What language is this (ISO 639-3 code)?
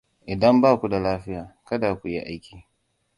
hau